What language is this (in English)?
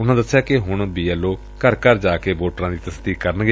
Punjabi